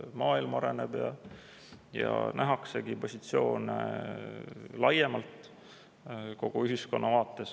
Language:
Estonian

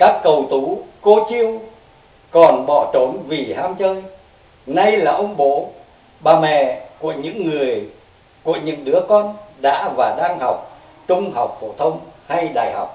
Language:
Vietnamese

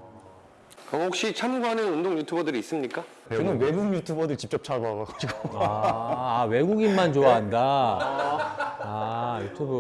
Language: Korean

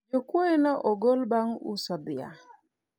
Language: Luo (Kenya and Tanzania)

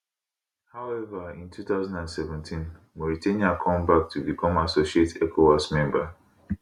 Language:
Nigerian Pidgin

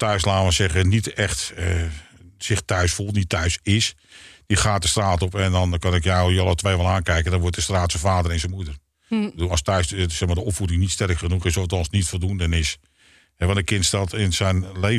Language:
Dutch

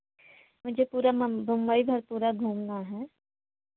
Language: Hindi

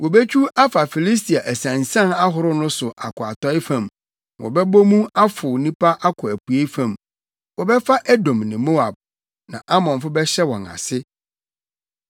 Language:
Akan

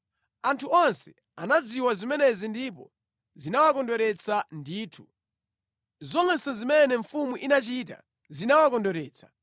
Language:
Nyanja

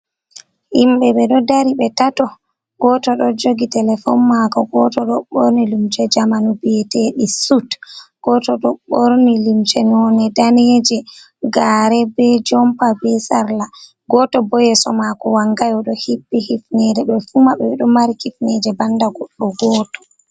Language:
Fula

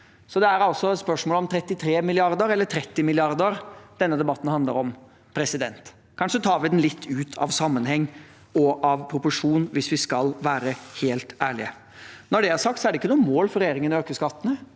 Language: Norwegian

